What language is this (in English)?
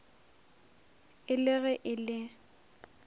Northern Sotho